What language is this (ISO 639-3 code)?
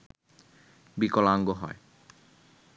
ben